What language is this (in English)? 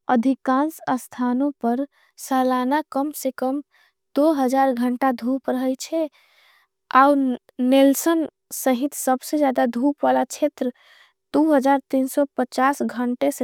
Angika